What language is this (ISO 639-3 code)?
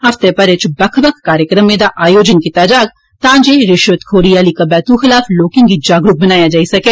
doi